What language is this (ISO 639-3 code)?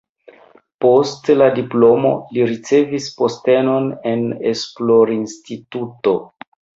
epo